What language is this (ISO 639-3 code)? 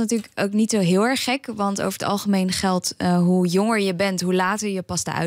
nld